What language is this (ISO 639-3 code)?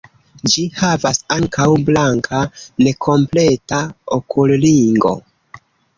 epo